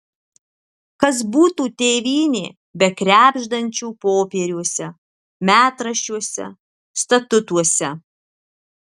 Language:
Lithuanian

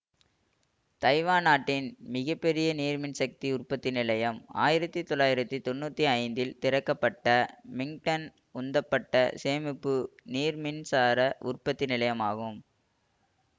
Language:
Tamil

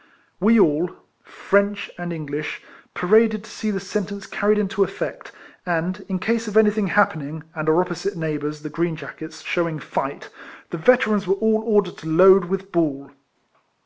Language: English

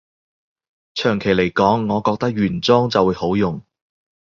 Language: Cantonese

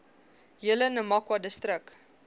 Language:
Afrikaans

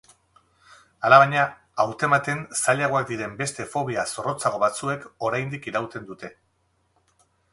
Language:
Basque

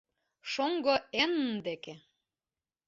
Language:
Mari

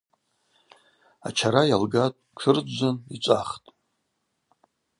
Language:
Abaza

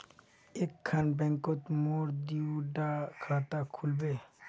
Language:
Magahi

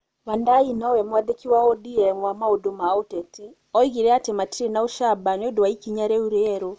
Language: Kikuyu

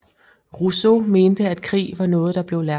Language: Danish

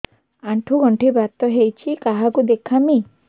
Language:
Odia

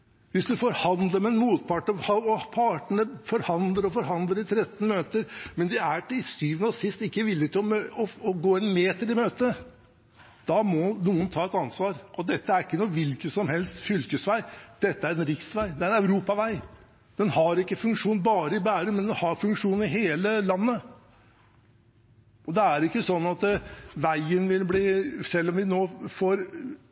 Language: Norwegian Bokmål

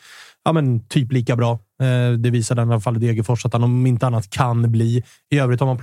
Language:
Swedish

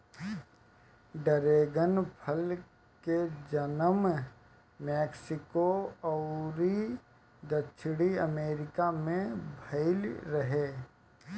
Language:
Bhojpuri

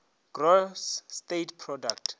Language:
Northern Sotho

